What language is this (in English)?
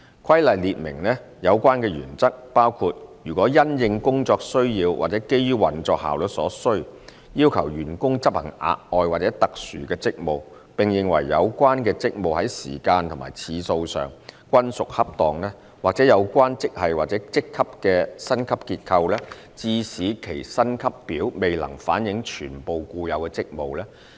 Cantonese